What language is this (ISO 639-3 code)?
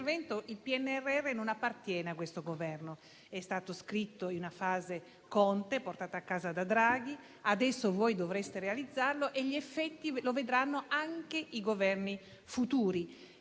ita